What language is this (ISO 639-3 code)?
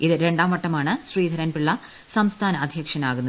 mal